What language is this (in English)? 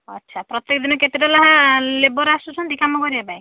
Odia